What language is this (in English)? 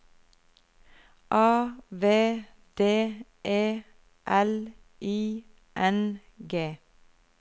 Norwegian